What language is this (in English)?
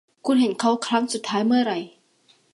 Thai